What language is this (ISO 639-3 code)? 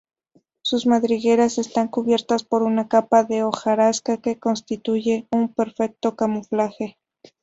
spa